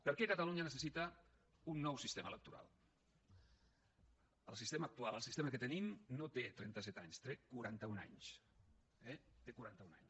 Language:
Catalan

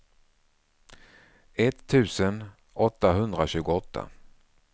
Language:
Swedish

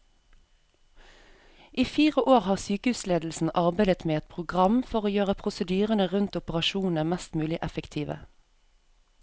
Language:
Norwegian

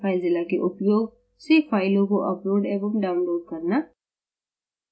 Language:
Hindi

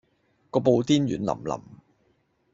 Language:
Cantonese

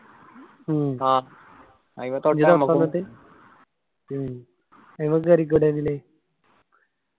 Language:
Malayalam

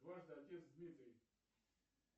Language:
Russian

